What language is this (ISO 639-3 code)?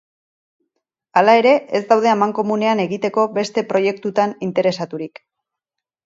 eus